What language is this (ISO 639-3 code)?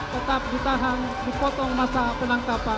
ind